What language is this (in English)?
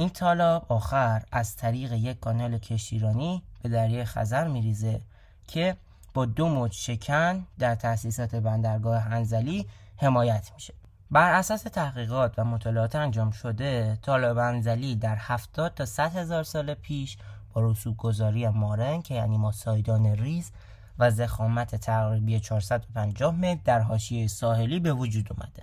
Persian